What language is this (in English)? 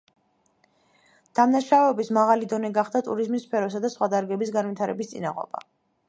Georgian